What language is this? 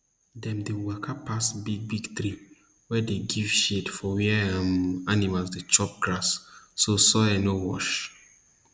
Nigerian Pidgin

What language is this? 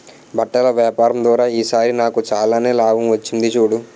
Telugu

